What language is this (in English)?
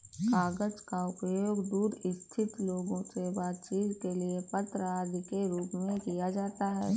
Hindi